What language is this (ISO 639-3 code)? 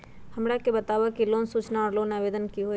mag